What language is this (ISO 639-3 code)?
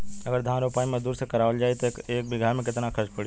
bho